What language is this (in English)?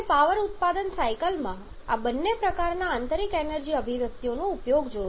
Gujarati